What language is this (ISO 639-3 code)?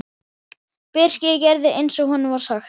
isl